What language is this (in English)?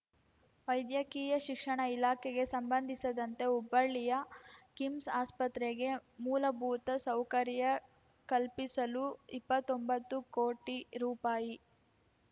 Kannada